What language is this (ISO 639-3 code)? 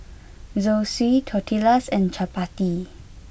eng